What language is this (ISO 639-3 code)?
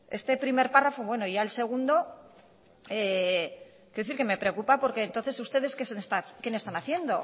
spa